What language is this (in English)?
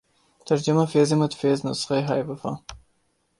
Urdu